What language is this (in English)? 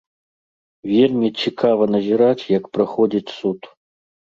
Belarusian